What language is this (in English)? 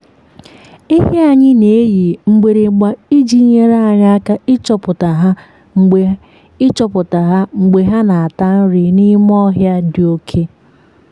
Igbo